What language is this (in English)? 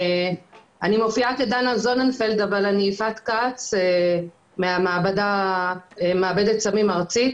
Hebrew